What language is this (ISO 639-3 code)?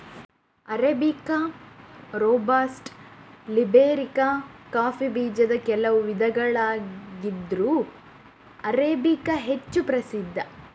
kan